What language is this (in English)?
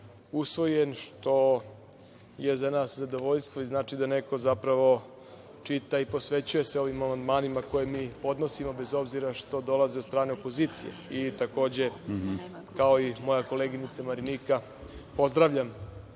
Serbian